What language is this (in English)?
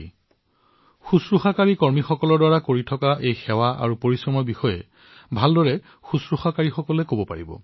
Assamese